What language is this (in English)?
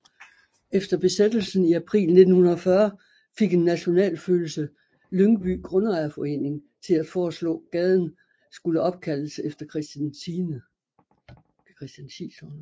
Danish